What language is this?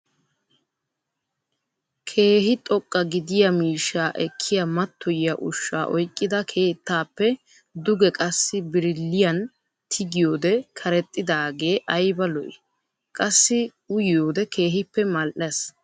Wolaytta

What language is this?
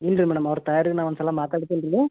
Kannada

